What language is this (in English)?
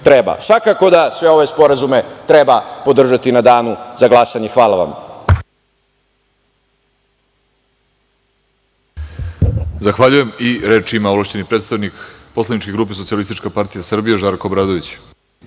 Serbian